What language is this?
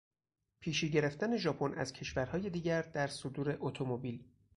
Persian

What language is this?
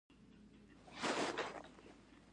Pashto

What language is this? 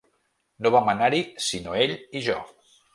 Catalan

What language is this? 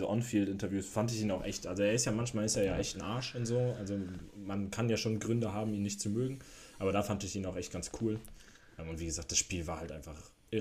German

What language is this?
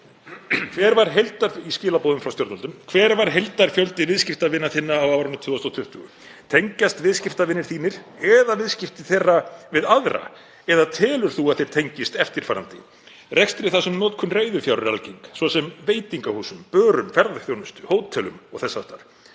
Icelandic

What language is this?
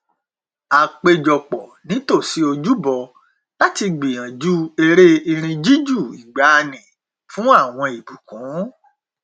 Yoruba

